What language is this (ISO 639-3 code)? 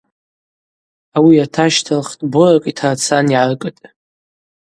abq